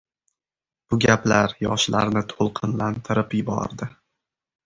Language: Uzbek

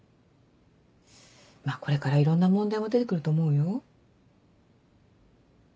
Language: Japanese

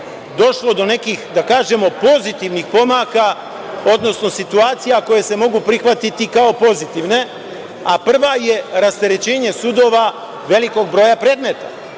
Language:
Serbian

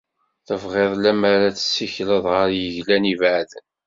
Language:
Kabyle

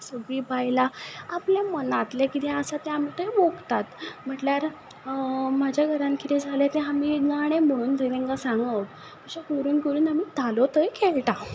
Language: Konkani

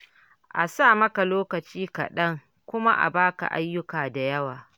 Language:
Hausa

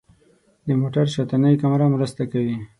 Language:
Pashto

